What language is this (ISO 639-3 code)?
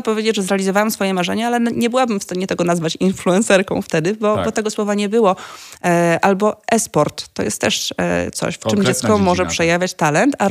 pol